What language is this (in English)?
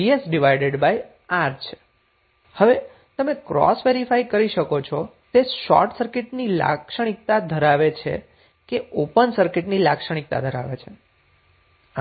Gujarati